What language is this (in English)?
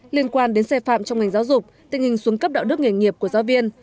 Vietnamese